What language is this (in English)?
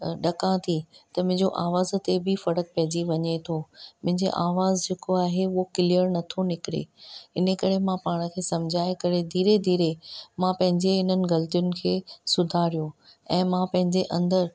Sindhi